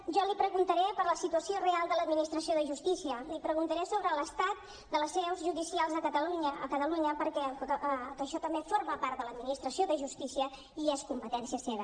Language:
Catalan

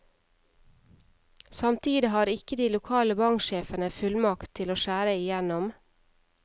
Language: Norwegian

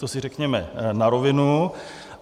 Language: Czech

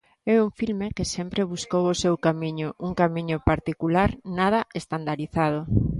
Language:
Galician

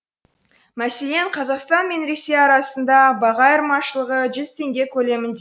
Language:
Kazakh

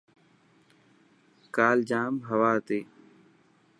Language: Dhatki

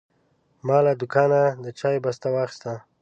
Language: Pashto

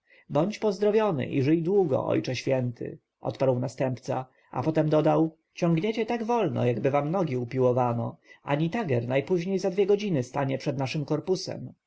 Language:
Polish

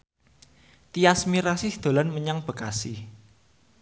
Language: Javanese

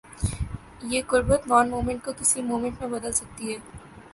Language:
Urdu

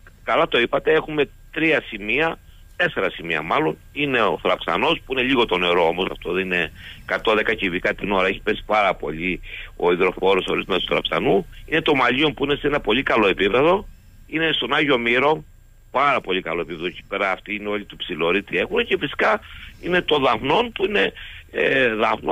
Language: Greek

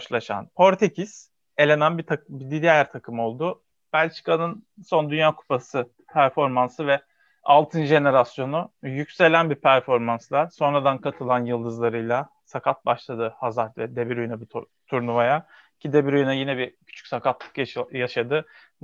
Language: Turkish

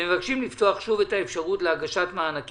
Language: Hebrew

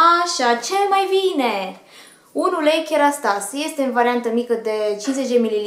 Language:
Romanian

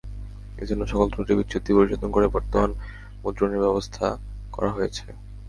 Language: Bangla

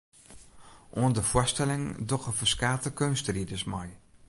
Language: Western Frisian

